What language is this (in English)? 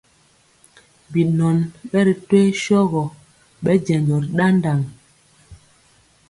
Mpiemo